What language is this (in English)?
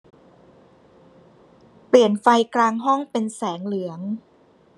Thai